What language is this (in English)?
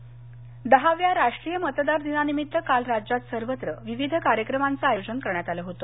Marathi